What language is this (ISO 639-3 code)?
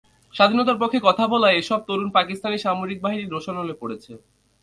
ben